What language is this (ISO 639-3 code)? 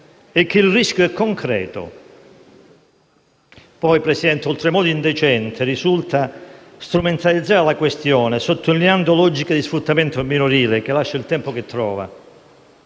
ita